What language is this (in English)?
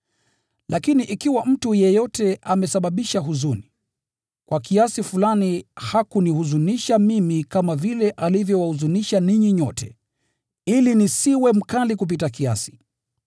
Swahili